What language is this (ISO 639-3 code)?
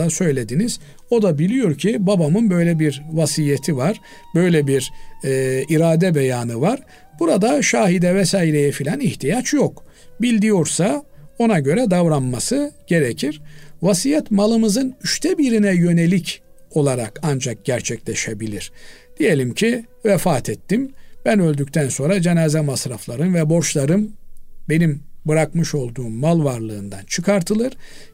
tur